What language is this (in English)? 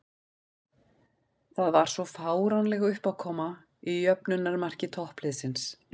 Icelandic